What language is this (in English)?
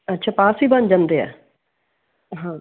Punjabi